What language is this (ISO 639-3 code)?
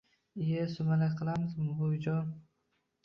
uzb